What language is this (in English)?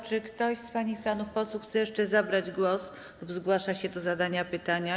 Polish